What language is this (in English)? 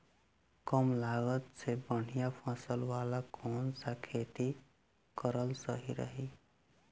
Bhojpuri